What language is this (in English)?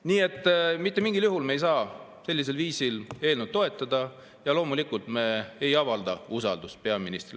Estonian